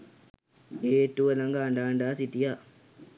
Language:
Sinhala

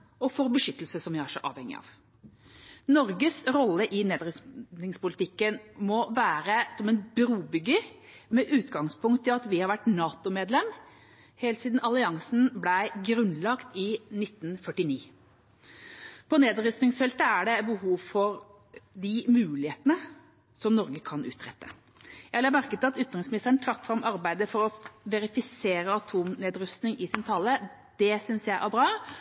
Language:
Norwegian Bokmål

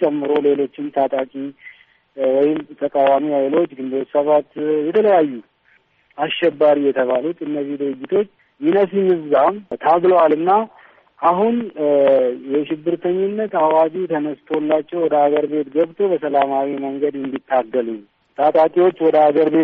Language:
Amharic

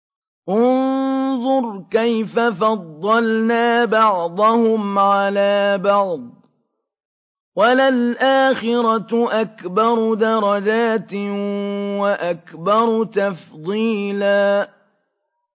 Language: Arabic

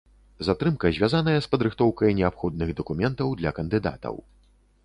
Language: Belarusian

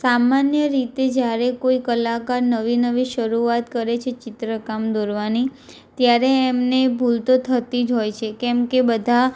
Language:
Gujarati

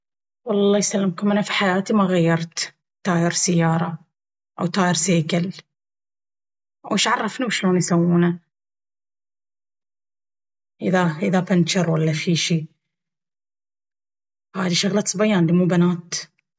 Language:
Baharna Arabic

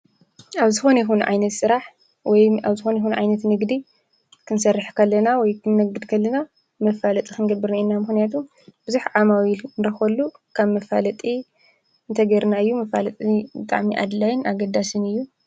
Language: Tigrinya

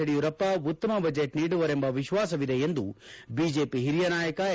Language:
Kannada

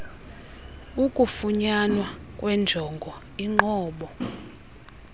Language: Xhosa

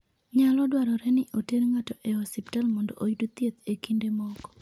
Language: Luo (Kenya and Tanzania)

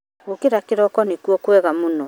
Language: Kikuyu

